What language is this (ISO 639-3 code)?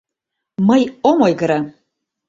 chm